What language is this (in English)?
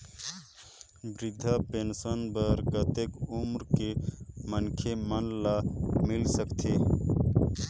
Chhattisgarhi